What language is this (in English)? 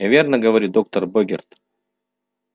Russian